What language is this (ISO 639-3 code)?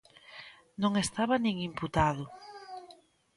glg